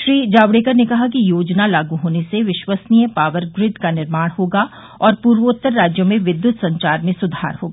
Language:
Hindi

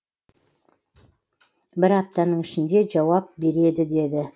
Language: Kazakh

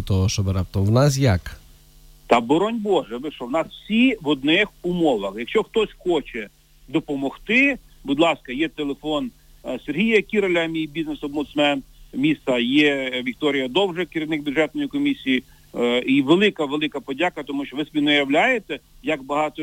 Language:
Ukrainian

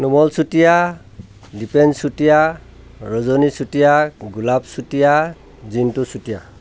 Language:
Assamese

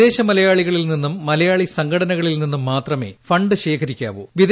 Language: Malayalam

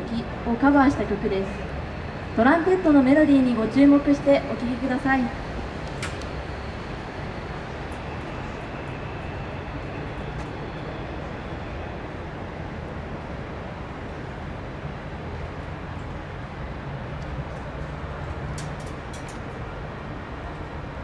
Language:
Japanese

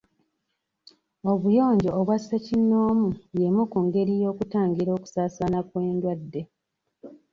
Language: Ganda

